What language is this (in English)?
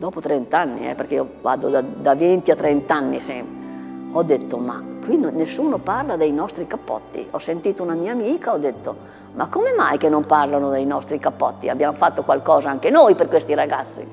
Italian